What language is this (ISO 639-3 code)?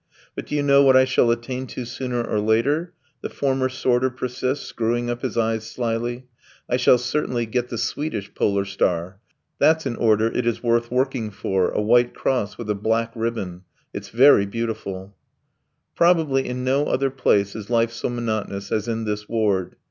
eng